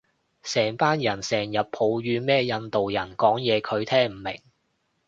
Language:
Cantonese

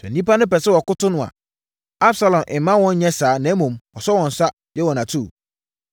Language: Akan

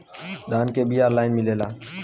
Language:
Bhojpuri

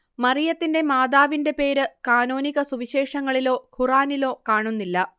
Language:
Malayalam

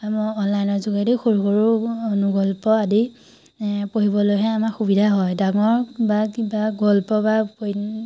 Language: Assamese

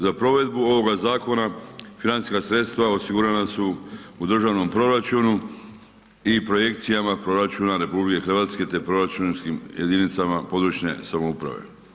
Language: Croatian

